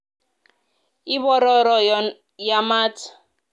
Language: Kalenjin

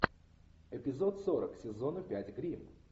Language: Russian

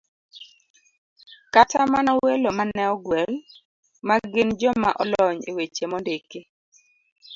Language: Luo (Kenya and Tanzania)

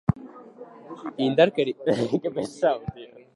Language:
Basque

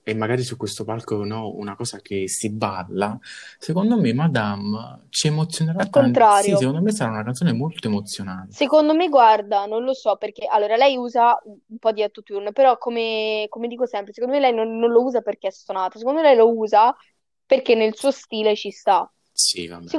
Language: Italian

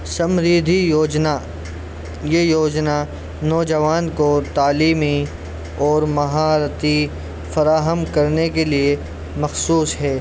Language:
Urdu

